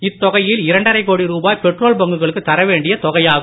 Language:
Tamil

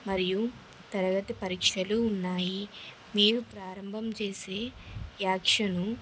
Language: Telugu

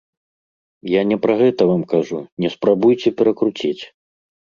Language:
Belarusian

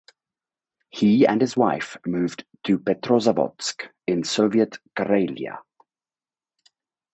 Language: English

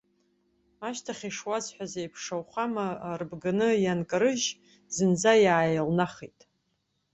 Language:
Abkhazian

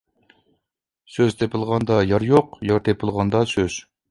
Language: Uyghur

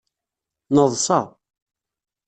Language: Kabyle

